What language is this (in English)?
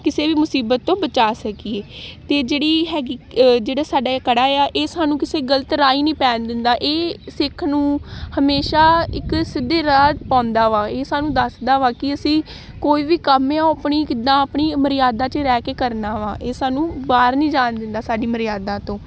Punjabi